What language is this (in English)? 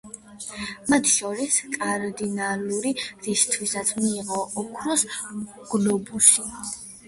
Georgian